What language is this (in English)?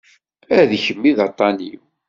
Kabyle